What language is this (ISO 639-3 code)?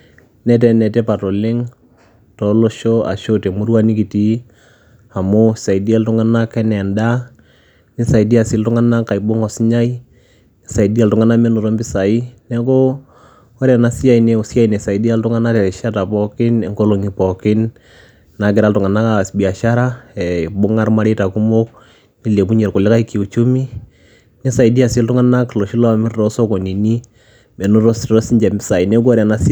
mas